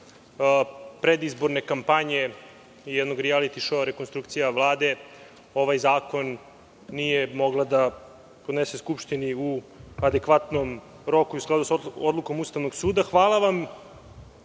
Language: Serbian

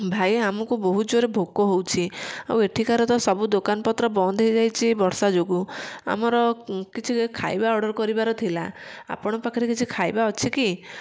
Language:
Odia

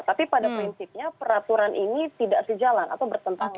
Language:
Indonesian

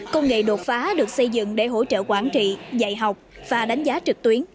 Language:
Vietnamese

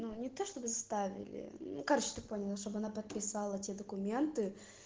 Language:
Russian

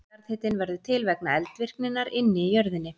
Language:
Icelandic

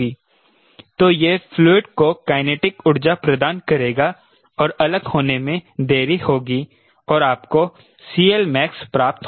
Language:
Hindi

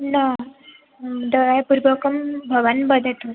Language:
Sanskrit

